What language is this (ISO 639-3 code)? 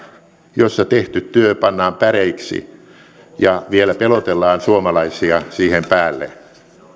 fin